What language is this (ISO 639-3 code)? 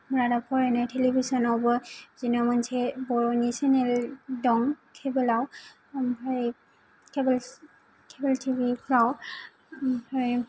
brx